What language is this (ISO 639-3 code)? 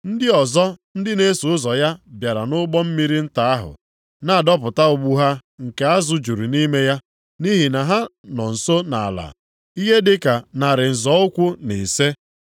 ibo